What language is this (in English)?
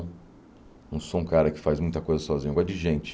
Portuguese